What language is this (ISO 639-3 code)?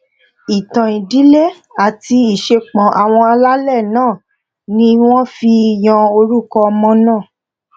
yor